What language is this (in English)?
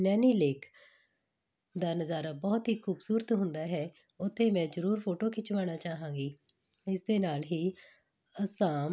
Punjabi